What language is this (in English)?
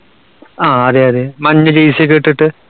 Malayalam